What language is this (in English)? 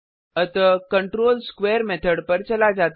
Hindi